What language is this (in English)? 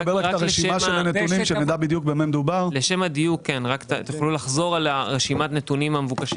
Hebrew